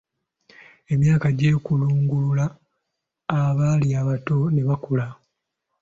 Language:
Ganda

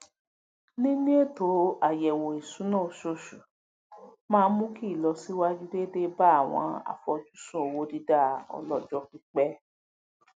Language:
Yoruba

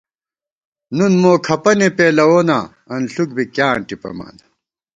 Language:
Gawar-Bati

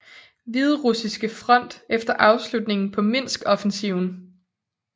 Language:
Danish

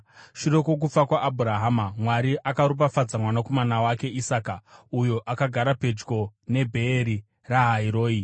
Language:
Shona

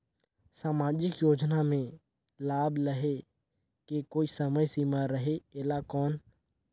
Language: Chhattisgarhi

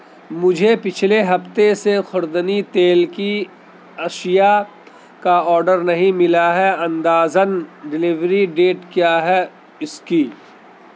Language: Urdu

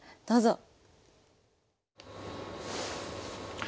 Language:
Japanese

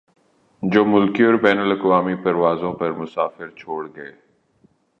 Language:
Urdu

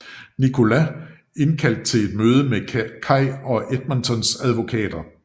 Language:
Danish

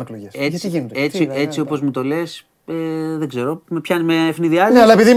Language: Greek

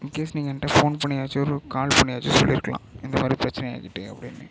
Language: Tamil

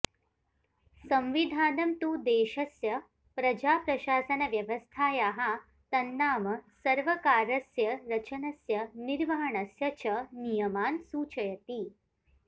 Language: Sanskrit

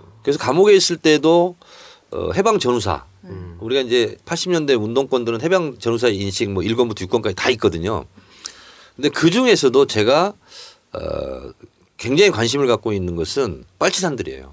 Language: Korean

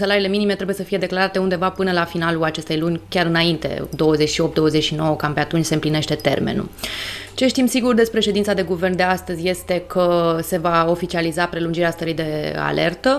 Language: Romanian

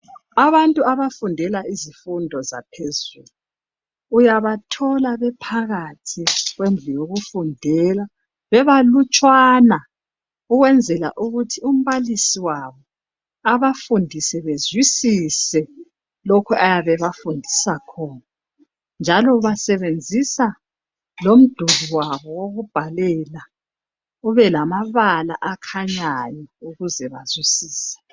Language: North Ndebele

